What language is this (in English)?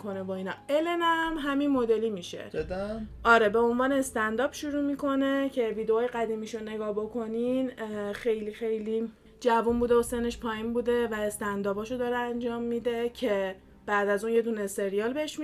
Persian